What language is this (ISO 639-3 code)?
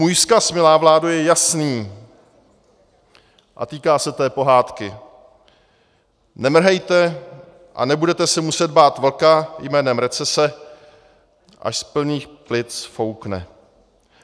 ces